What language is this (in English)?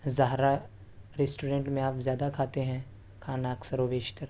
Urdu